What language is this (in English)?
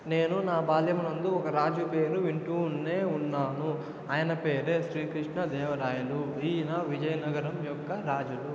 Telugu